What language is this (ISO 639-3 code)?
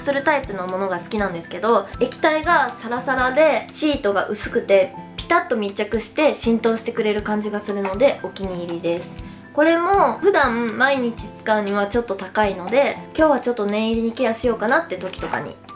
jpn